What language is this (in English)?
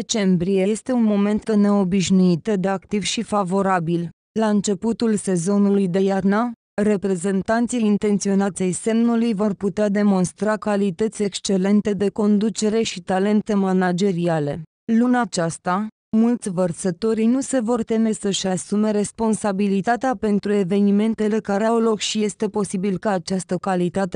Romanian